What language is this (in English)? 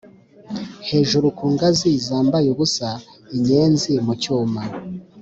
Kinyarwanda